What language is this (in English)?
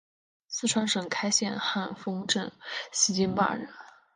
Chinese